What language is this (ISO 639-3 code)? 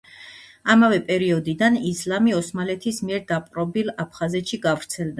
kat